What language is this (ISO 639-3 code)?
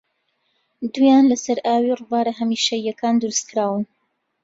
ckb